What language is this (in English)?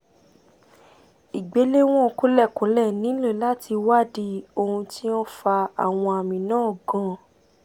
Yoruba